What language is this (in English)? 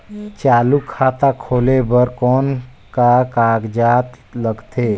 Chhattisgarhi